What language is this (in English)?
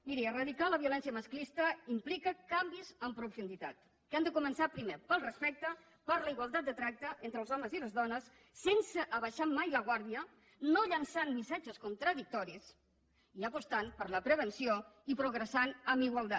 Catalan